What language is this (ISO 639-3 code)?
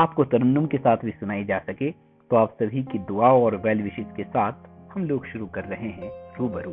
urd